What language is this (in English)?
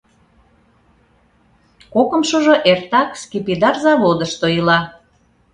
Mari